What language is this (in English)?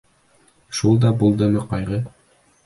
Bashkir